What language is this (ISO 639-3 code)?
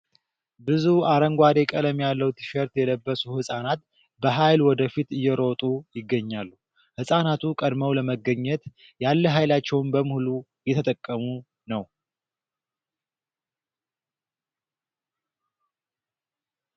amh